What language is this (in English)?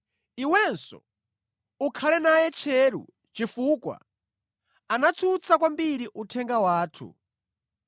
Nyanja